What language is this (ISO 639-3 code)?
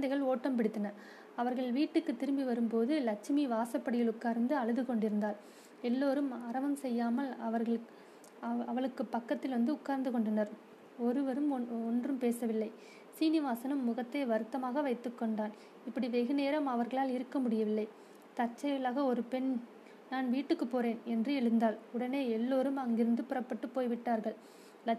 tam